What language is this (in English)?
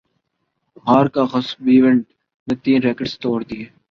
Urdu